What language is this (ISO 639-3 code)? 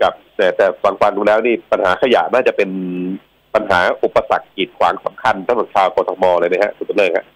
tha